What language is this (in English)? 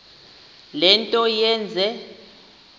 Xhosa